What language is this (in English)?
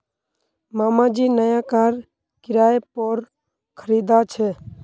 Magahi